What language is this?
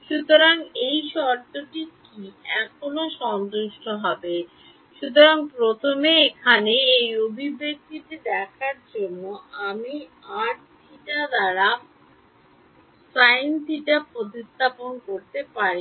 Bangla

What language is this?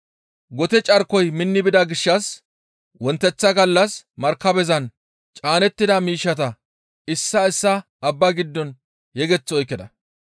Gamo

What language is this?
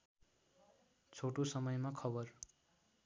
Nepali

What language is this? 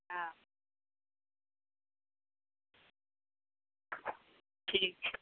Maithili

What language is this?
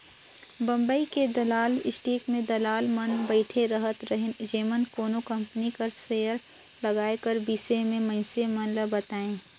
Chhattisgarhi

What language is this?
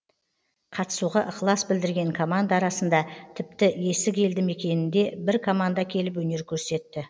Kazakh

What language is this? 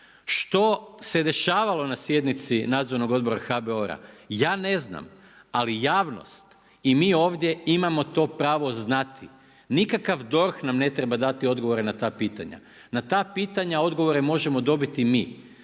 Croatian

